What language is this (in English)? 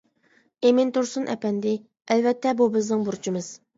Uyghur